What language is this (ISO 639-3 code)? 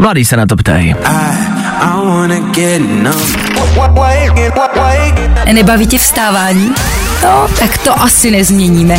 ces